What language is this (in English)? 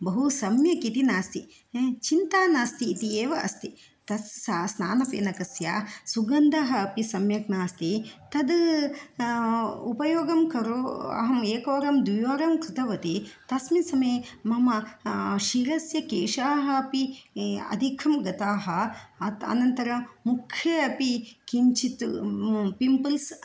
Sanskrit